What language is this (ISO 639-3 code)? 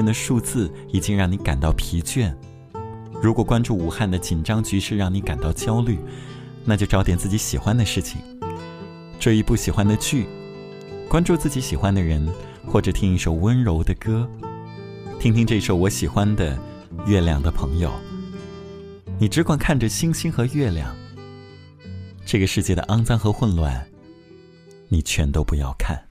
zho